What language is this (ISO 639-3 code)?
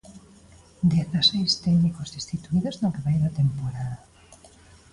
glg